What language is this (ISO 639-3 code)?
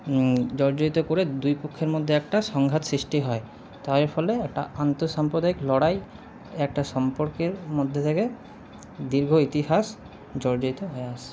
ben